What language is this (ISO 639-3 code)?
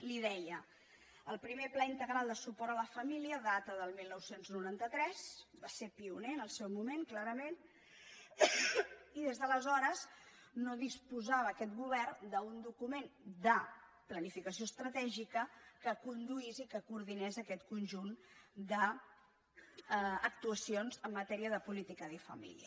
cat